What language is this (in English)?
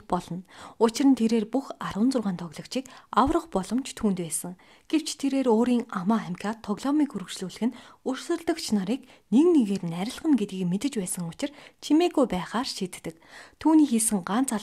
Turkish